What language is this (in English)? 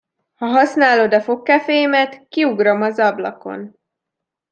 Hungarian